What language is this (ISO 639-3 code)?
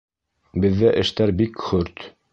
bak